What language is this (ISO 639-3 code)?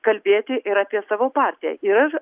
lit